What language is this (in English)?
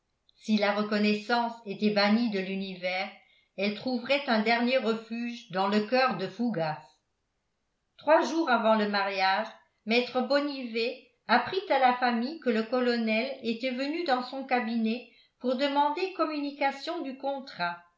French